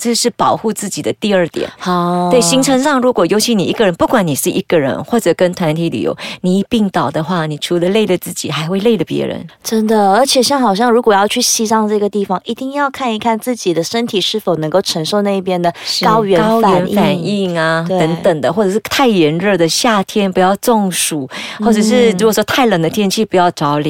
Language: Chinese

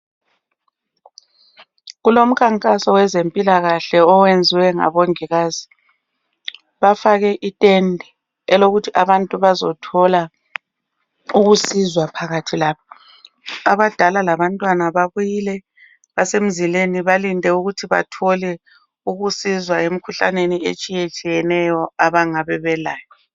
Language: North Ndebele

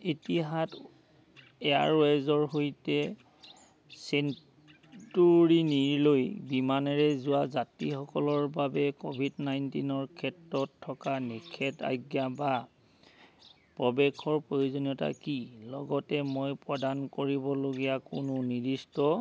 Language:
Assamese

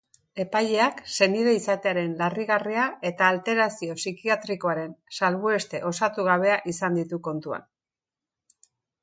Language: Basque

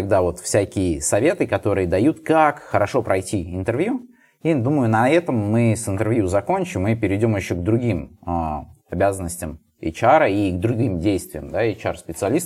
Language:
Russian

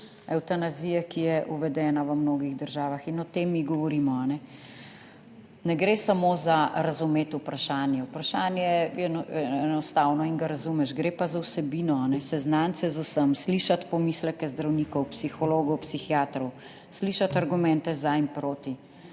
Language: Slovenian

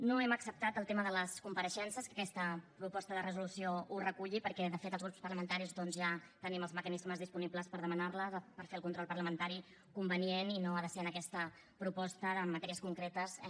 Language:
Catalan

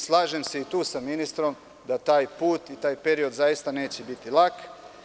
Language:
Serbian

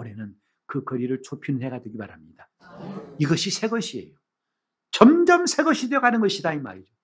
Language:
Korean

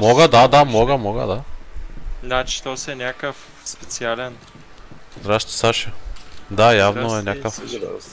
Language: Bulgarian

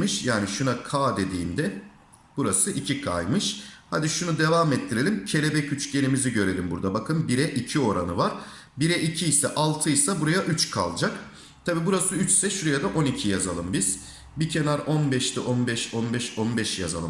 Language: Turkish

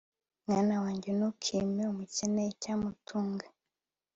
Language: Kinyarwanda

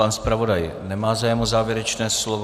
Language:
Czech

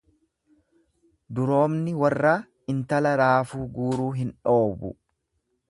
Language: Oromo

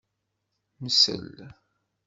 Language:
Kabyle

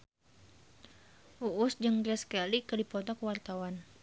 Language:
Sundanese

